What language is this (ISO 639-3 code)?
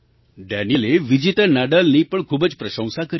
guj